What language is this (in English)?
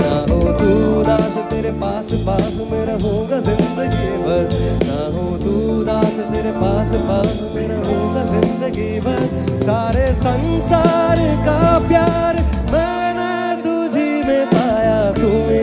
Hindi